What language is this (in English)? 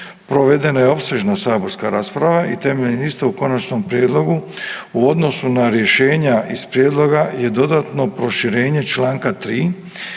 Croatian